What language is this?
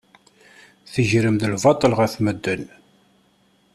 Kabyle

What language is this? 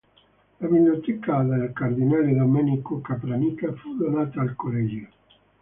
Italian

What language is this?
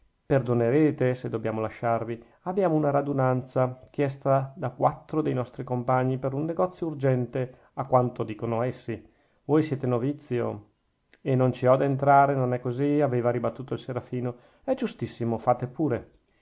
Italian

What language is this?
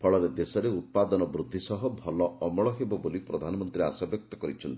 Odia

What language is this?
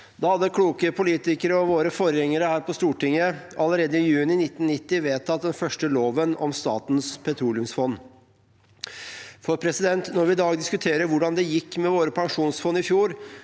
Norwegian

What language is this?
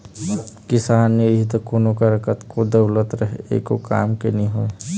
Chhattisgarhi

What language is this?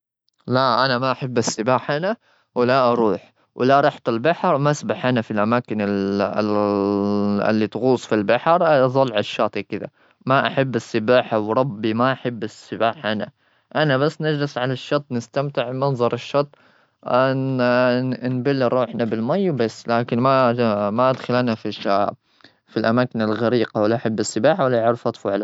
Gulf Arabic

